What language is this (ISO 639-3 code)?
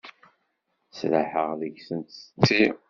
kab